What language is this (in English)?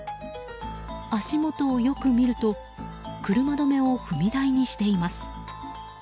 Japanese